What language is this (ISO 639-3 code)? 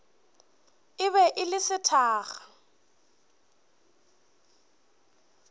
nso